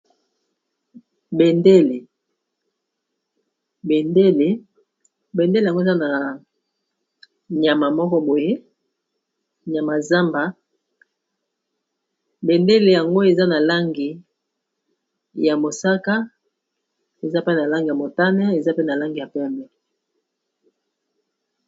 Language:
Lingala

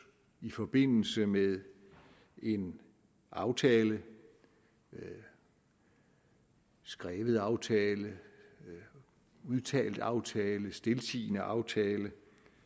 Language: Danish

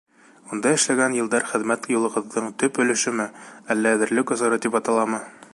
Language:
Bashkir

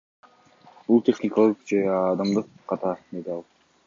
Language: Kyrgyz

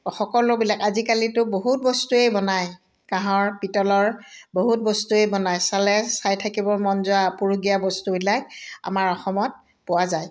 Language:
Assamese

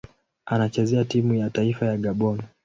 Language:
Swahili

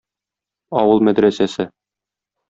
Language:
Tatar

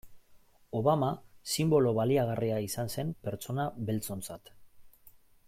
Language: Basque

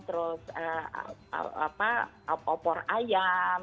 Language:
Indonesian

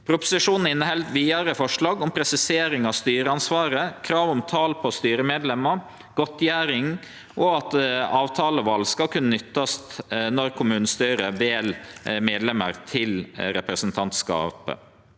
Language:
Norwegian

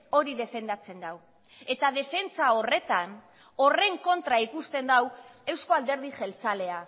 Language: Basque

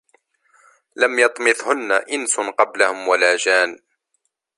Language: Arabic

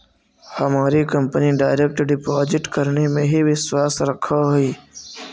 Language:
Magahi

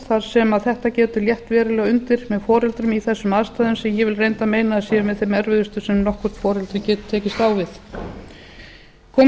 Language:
Icelandic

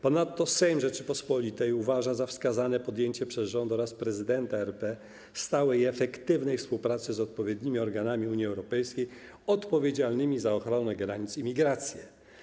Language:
Polish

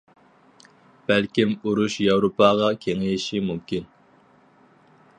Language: Uyghur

